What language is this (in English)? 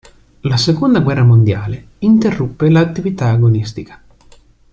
Italian